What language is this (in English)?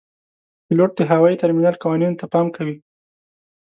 Pashto